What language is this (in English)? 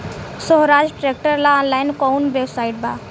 Bhojpuri